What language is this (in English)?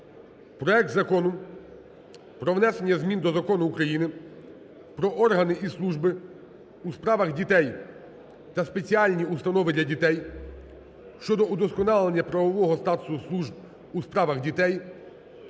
Ukrainian